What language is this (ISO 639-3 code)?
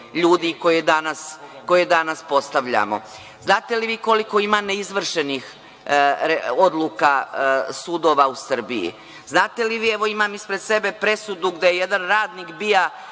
srp